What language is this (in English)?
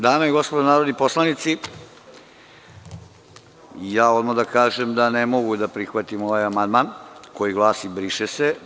Serbian